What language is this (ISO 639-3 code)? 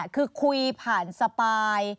tha